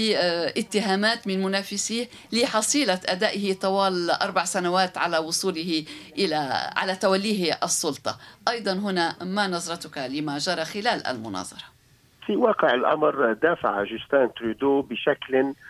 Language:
Arabic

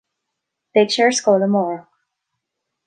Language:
Irish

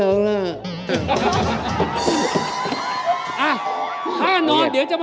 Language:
Thai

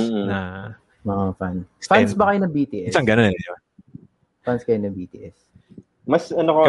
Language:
Filipino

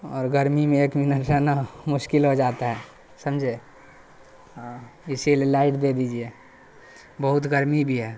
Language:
Urdu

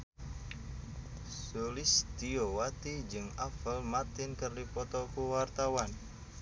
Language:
Sundanese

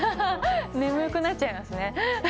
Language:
Japanese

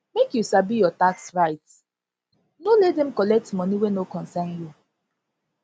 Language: Nigerian Pidgin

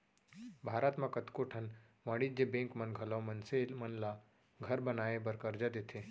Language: Chhattisgarhi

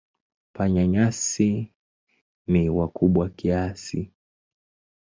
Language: Swahili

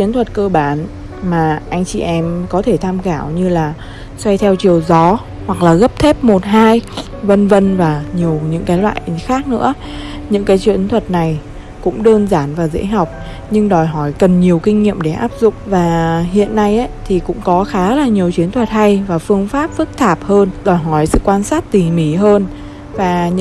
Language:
Vietnamese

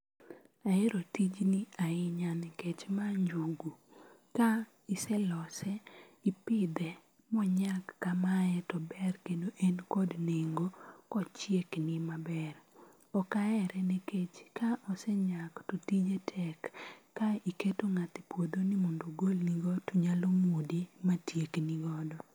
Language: Luo (Kenya and Tanzania)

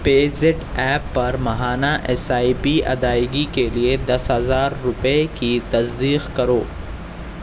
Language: Urdu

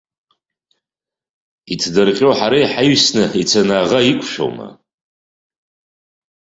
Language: Abkhazian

